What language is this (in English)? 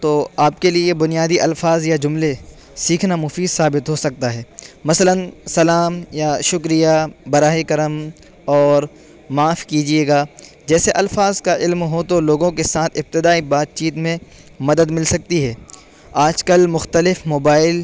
Urdu